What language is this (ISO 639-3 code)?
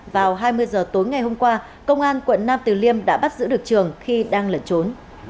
vie